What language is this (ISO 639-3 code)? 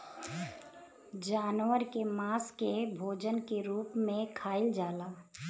bho